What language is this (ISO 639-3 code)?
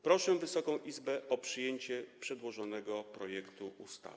pol